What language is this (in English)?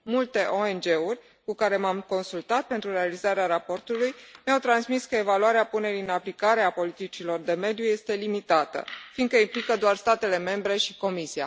Romanian